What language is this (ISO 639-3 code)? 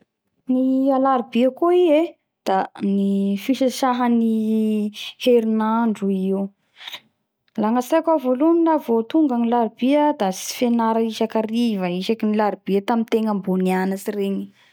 bhr